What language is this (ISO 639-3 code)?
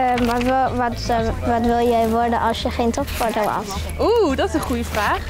nld